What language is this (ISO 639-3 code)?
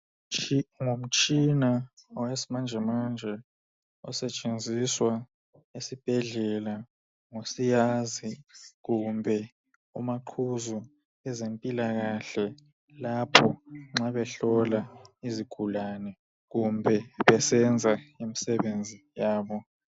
nde